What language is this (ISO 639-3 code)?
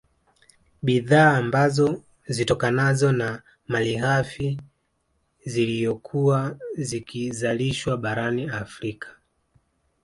swa